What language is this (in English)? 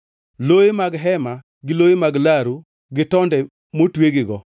Luo (Kenya and Tanzania)